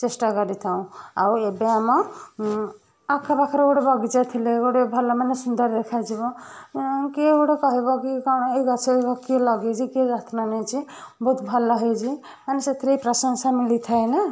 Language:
Odia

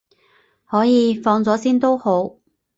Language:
Cantonese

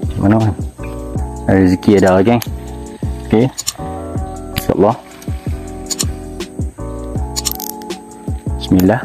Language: Malay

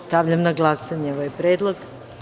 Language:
Serbian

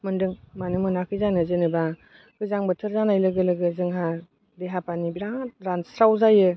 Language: Bodo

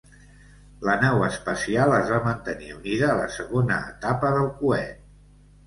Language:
Catalan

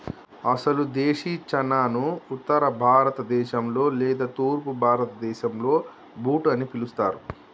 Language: Telugu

